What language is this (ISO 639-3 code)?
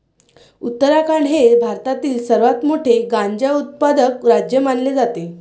mar